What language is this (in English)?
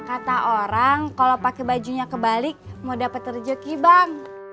Indonesian